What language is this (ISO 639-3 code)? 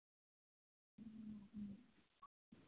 mni